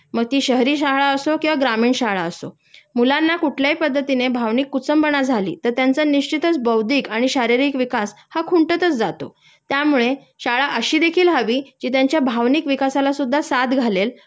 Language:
Marathi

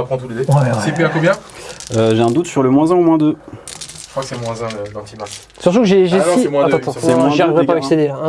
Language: French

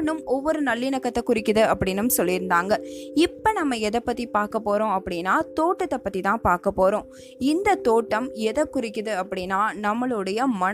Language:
Tamil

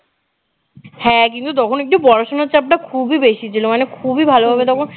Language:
Bangla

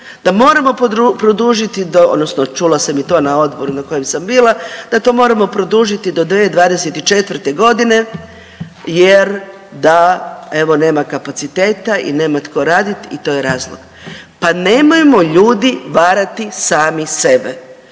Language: Croatian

